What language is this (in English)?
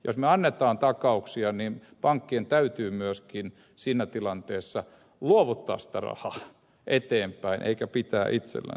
Finnish